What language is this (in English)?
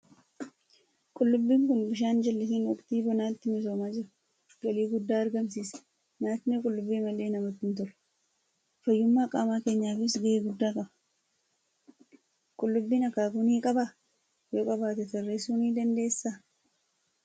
Oromo